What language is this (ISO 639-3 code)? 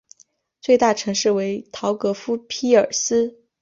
zho